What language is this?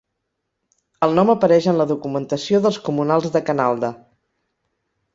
Catalan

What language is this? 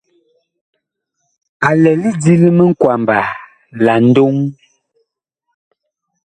Bakoko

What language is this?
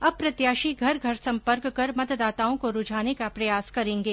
Hindi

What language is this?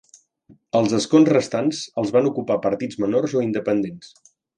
Catalan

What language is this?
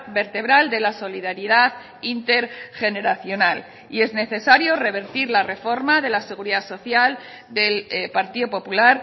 Spanish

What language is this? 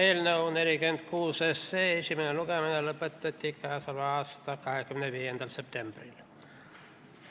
Estonian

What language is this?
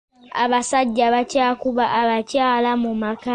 Ganda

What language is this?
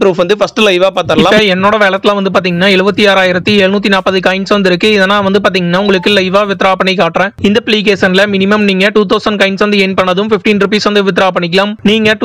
Tamil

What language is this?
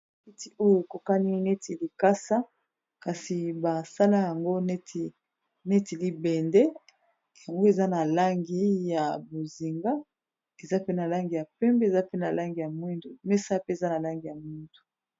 Lingala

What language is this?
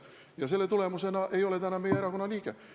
Estonian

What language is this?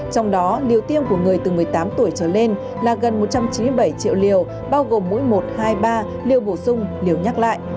Vietnamese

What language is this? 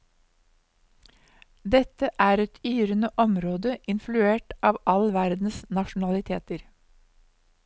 Norwegian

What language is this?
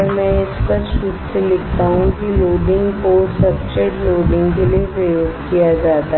Hindi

